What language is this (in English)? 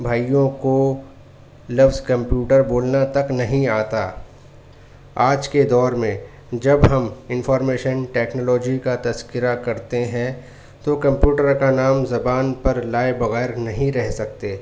Urdu